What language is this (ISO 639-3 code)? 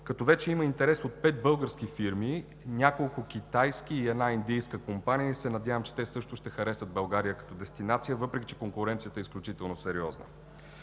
bul